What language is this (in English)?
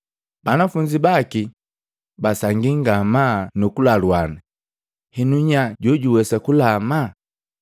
Matengo